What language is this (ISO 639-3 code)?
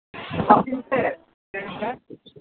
sat